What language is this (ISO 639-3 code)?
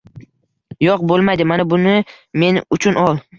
uzb